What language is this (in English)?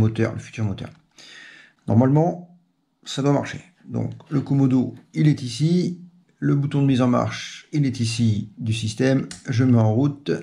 French